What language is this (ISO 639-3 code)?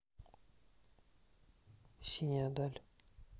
rus